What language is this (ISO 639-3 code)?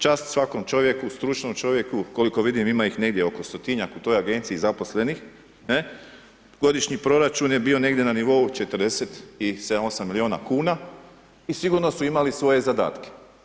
hrv